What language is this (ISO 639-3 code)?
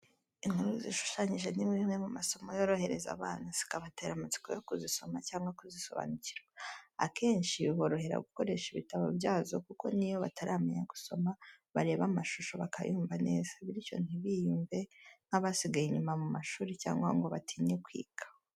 kin